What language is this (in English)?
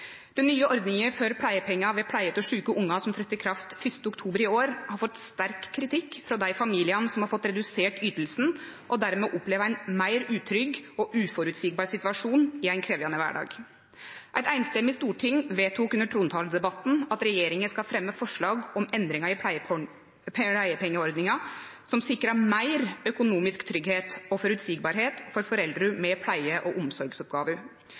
Norwegian Nynorsk